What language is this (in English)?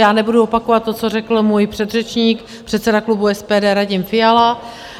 Czech